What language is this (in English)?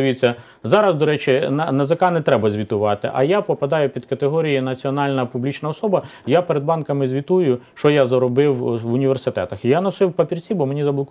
Ukrainian